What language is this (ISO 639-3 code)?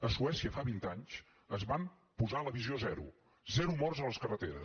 cat